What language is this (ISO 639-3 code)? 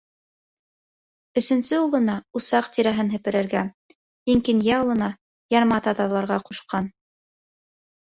bak